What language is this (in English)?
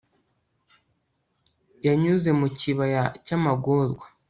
Kinyarwanda